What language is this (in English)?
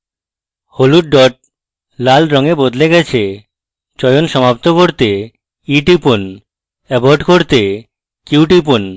Bangla